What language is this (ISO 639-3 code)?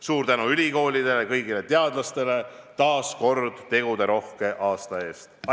est